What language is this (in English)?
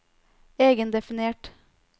Norwegian